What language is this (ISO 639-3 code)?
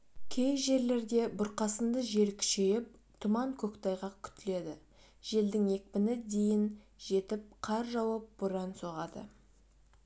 kaz